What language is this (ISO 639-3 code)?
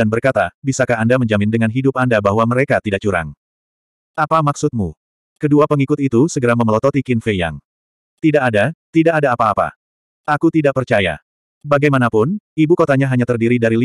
ind